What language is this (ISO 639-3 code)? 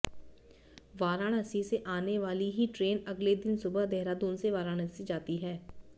hin